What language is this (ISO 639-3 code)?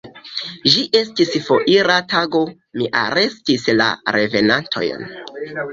epo